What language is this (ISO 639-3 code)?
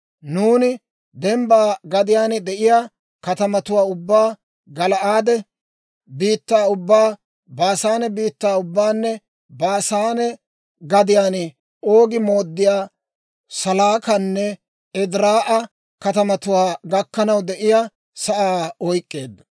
dwr